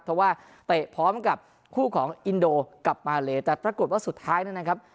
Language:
Thai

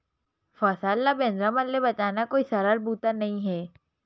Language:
Chhattisgarhi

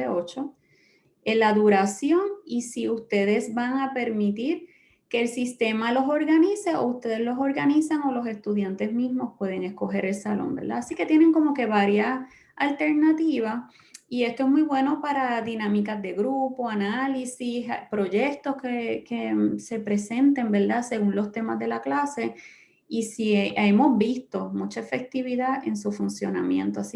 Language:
Spanish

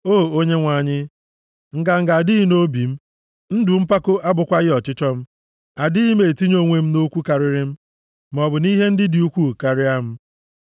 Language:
Igbo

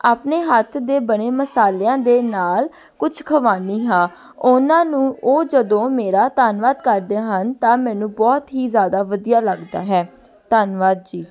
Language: Punjabi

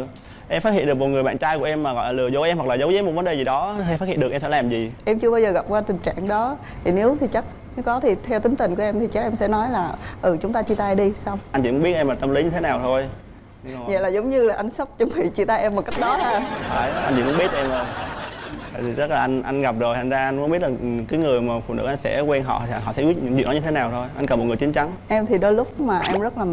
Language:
Vietnamese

